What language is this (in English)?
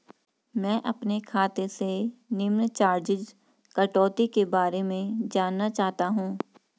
Hindi